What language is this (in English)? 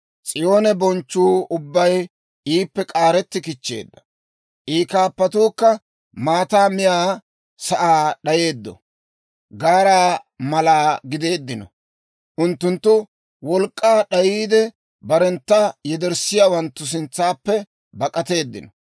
Dawro